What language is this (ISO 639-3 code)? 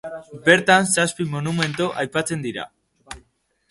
eus